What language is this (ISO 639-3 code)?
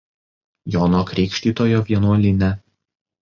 lit